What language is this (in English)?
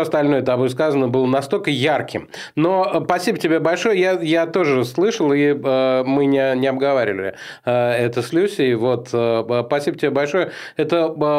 Russian